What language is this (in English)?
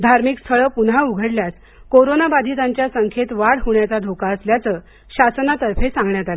Marathi